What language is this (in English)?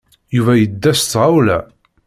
Kabyle